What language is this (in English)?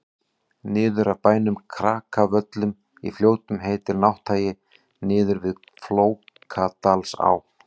Icelandic